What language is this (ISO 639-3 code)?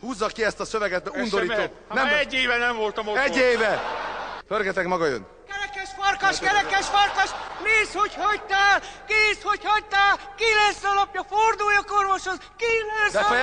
hun